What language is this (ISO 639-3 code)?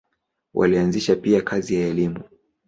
swa